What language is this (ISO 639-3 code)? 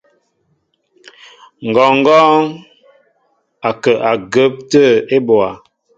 mbo